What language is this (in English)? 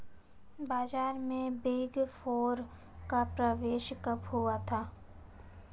Hindi